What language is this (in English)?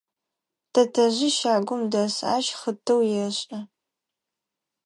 Adyghe